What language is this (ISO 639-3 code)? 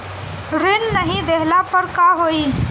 bho